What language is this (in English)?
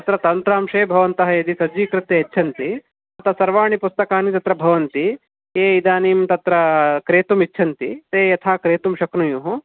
Sanskrit